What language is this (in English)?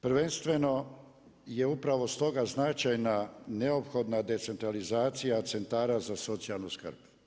Croatian